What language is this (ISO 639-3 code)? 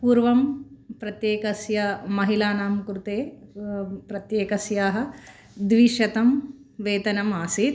san